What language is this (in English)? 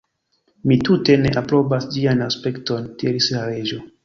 Esperanto